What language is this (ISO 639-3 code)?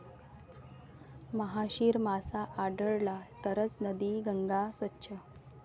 mar